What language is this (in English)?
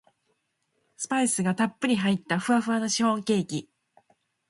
Japanese